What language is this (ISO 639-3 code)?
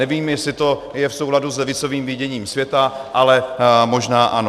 ces